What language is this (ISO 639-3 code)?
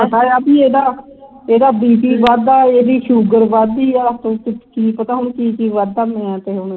pan